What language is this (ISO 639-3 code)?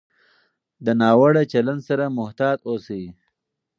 pus